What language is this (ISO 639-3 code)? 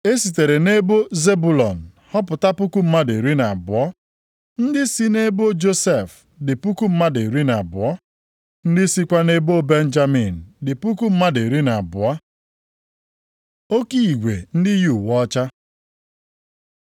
ibo